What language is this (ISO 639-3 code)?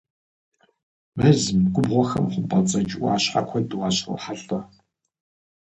kbd